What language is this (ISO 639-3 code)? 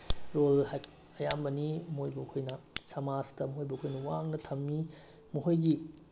mni